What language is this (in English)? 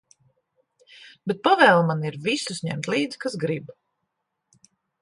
Latvian